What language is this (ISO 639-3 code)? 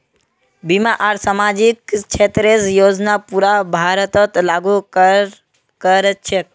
mag